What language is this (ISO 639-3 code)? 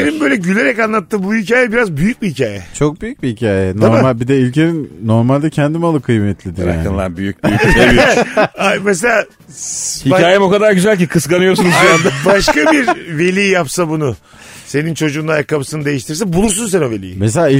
tur